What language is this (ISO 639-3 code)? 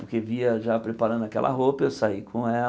por